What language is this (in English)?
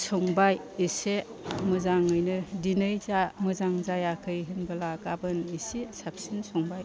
Bodo